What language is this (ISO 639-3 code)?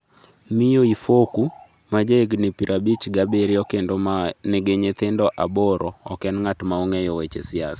luo